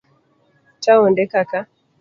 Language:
Luo (Kenya and Tanzania)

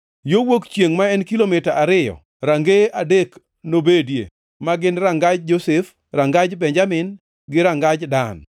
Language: Luo (Kenya and Tanzania)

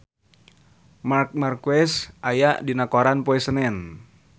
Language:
Sundanese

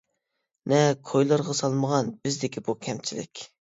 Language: Uyghur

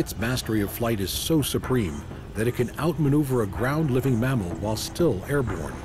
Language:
English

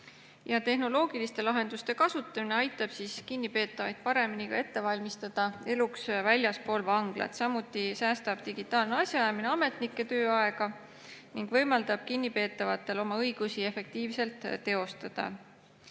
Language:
Estonian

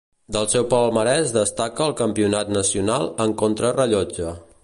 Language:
Catalan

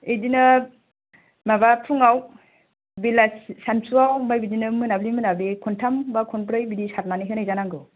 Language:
Bodo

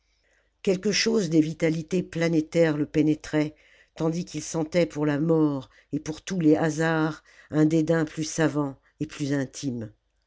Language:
French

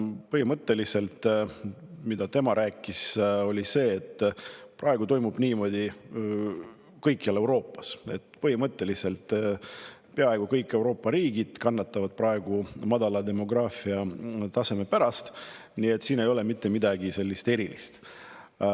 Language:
Estonian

